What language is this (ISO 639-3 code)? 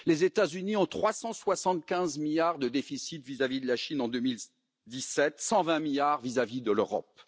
fra